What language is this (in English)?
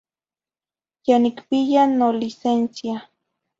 Zacatlán-Ahuacatlán-Tepetzintla Nahuatl